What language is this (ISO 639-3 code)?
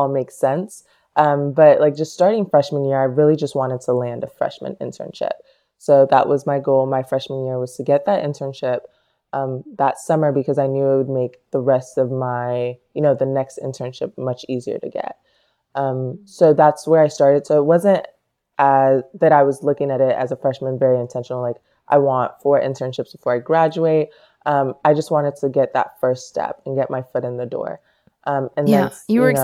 eng